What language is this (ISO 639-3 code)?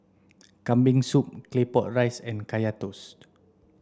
eng